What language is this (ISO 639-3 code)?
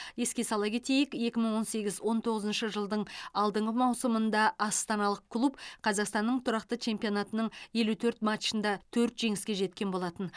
kaz